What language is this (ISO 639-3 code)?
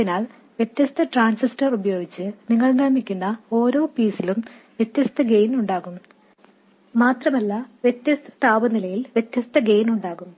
mal